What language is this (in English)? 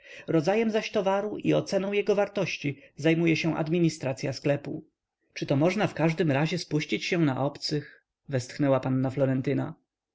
Polish